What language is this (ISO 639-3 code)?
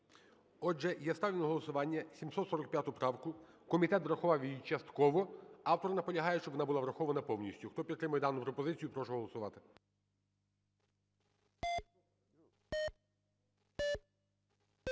ukr